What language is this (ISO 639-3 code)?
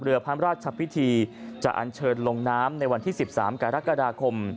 tha